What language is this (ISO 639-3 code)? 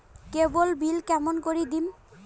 ben